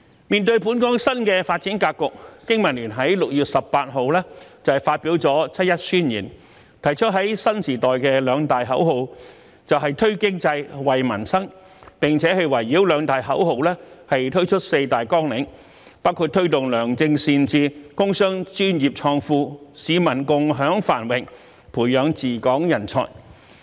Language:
Cantonese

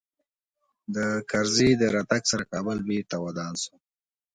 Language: Pashto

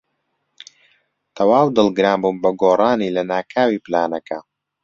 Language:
Central Kurdish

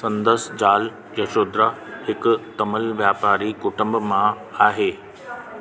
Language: Sindhi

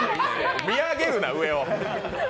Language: Japanese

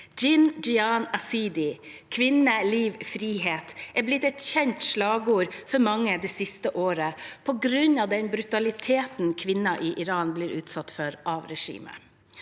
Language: Norwegian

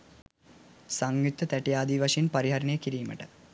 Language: Sinhala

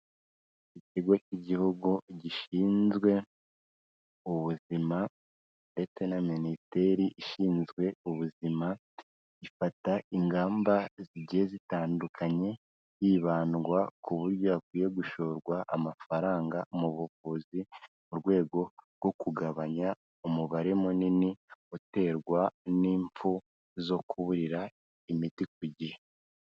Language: Kinyarwanda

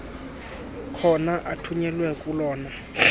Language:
Xhosa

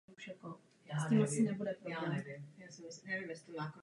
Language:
Czech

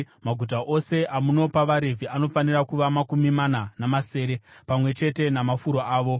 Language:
Shona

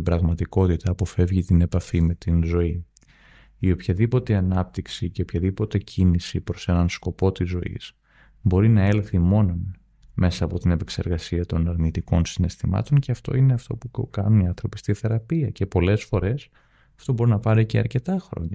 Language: Greek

